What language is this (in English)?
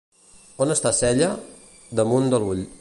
Catalan